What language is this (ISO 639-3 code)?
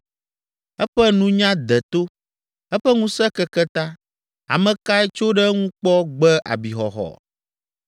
ewe